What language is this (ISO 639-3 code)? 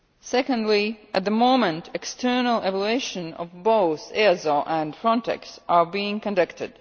eng